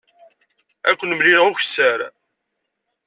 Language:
Kabyle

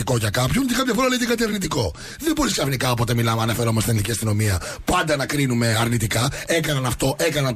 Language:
Greek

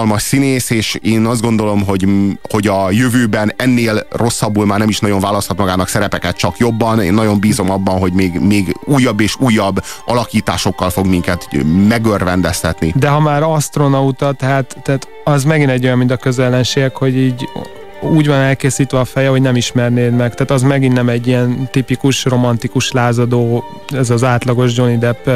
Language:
Hungarian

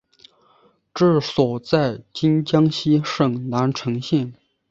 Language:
Chinese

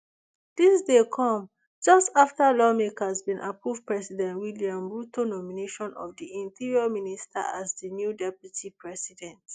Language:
Nigerian Pidgin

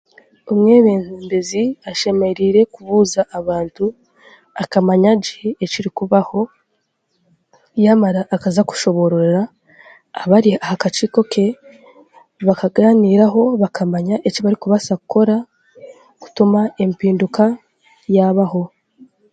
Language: Chiga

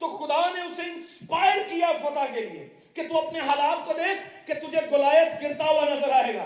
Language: Urdu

